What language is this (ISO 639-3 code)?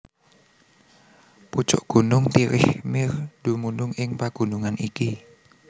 jav